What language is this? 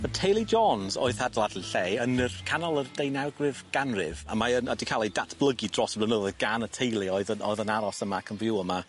Welsh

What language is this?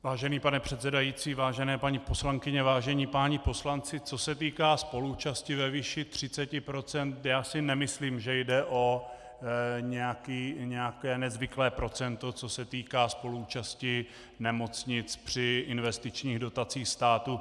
Czech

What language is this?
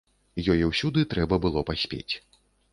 Belarusian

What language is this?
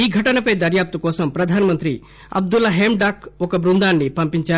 Telugu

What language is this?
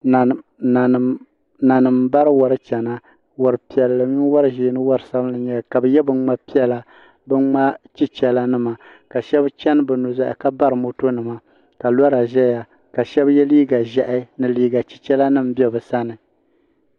Dagbani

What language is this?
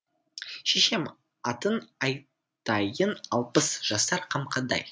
Kazakh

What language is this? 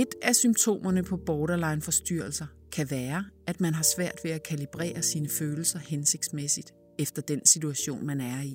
Danish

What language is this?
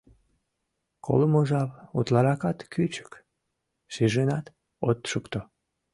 Mari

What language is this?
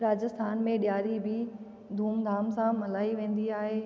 Sindhi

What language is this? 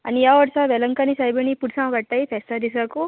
Konkani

